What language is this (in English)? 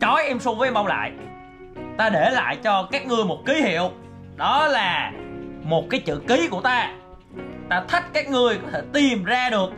Vietnamese